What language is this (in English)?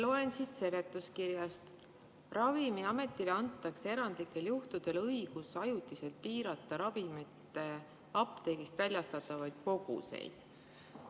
Estonian